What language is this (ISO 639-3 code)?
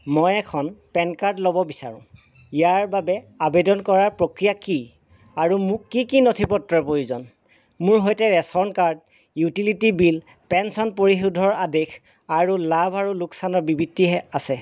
asm